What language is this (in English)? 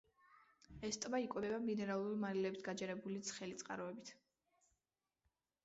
Georgian